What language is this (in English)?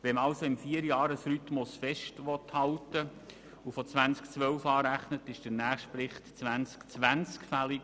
Swiss German